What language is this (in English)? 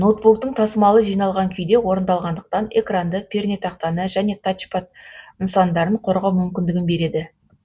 Kazakh